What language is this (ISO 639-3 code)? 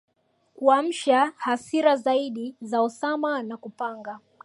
swa